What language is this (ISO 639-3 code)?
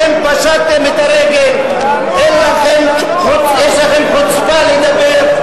heb